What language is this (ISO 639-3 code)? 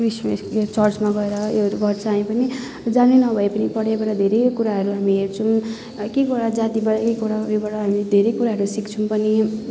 nep